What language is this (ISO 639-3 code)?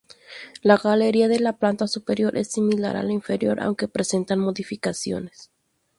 spa